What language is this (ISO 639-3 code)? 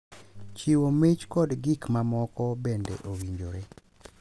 luo